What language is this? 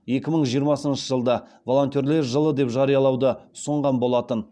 Kazakh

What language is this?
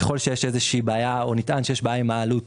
Hebrew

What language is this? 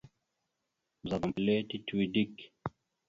Mada (Cameroon)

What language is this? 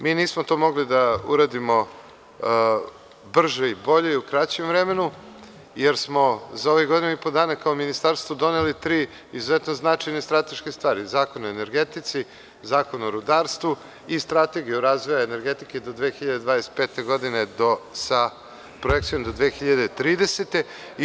Serbian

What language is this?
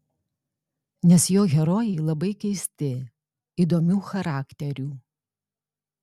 Lithuanian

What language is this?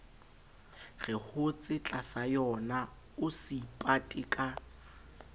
Southern Sotho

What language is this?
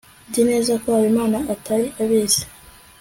Kinyarwanda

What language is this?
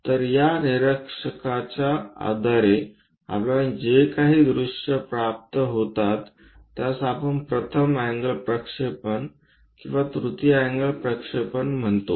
Marathi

